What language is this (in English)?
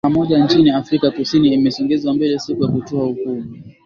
Swahili